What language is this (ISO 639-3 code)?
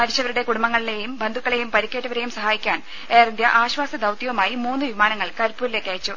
mal